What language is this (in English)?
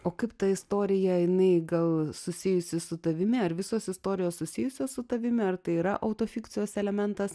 Lithuanian